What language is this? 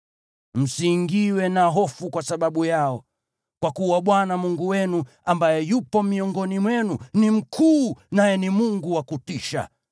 Swahili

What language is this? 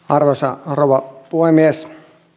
Finnish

